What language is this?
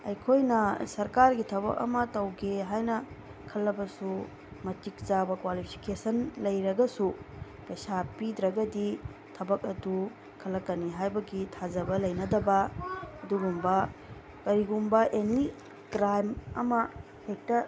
Manipuri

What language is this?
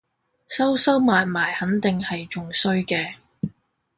Cantonese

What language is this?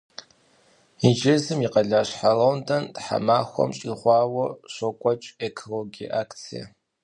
Kabardian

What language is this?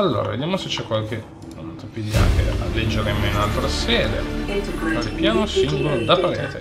Italian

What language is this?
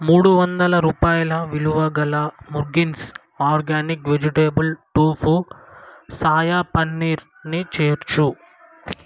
Telugu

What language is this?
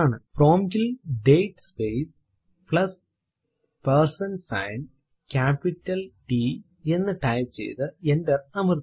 Malayalam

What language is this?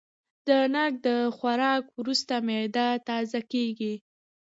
Pashto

